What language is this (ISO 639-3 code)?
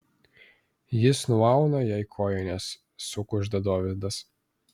lit